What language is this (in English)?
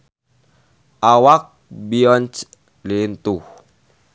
Sundanese